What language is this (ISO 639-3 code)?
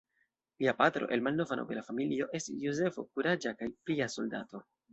epo